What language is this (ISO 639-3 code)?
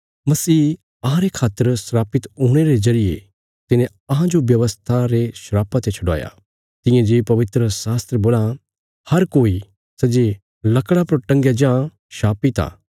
kfs